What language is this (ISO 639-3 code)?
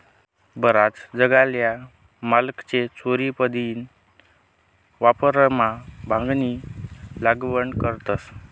mar